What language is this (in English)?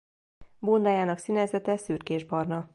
Hungarian